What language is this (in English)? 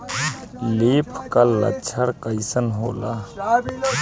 Bhojpuri